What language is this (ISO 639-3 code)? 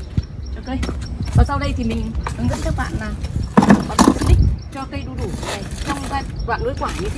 vie